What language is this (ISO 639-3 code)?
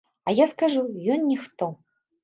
bel